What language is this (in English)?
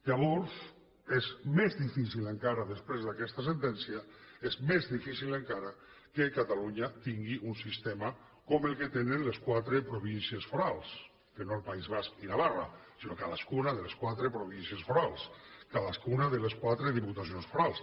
Catalan